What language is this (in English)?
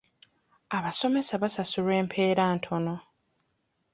Ganda